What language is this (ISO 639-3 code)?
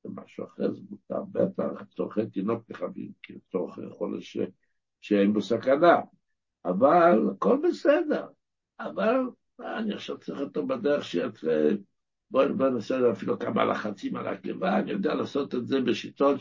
heb